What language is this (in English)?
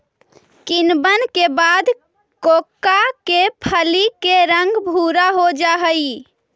Magahi